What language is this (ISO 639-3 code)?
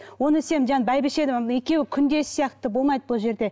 kaz